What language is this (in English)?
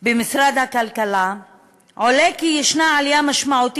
Hebrew